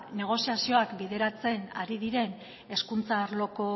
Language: Basque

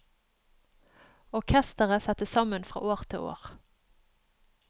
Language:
Norwegian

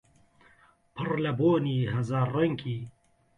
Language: Central Kurdish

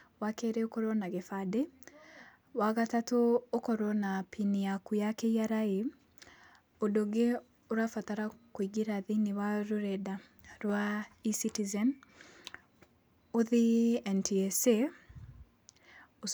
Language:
Kikuyu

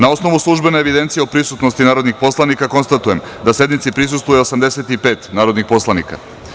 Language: Serbian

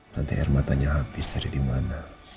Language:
Indonesian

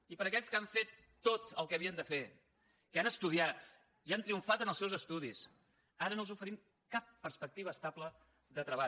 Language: Catalan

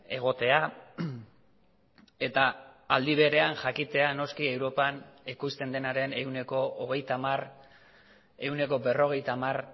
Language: Basque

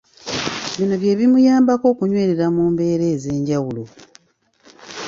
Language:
Ganda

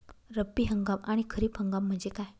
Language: Marathi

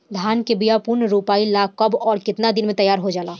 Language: Bhojpuri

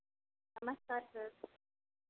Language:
Hindi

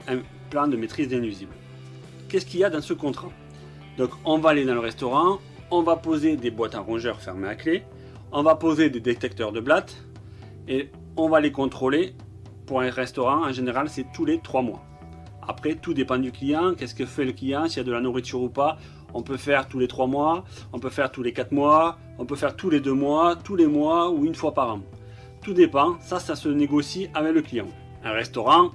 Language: French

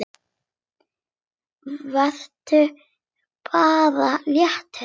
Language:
Icelandic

